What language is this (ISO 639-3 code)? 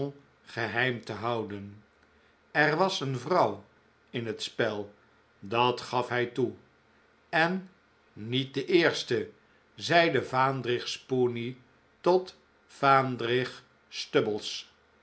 nld